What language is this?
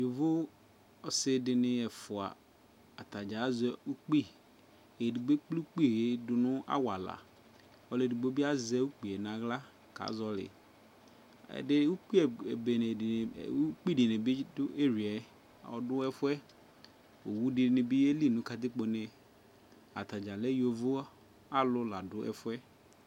Ikposo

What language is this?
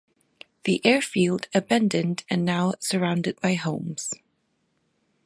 English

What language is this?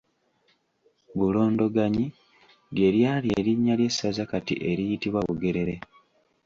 Ganda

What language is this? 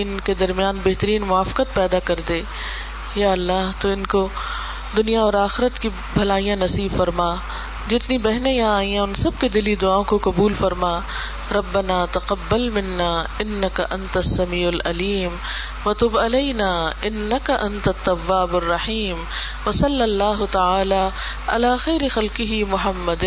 Urdu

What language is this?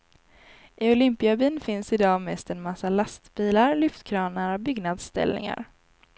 Swedish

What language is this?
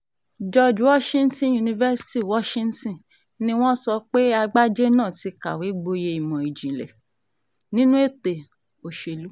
Yoruba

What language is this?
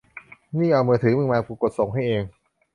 Thai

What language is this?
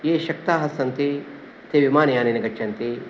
Sanskrit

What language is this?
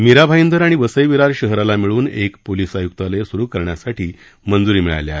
Marathi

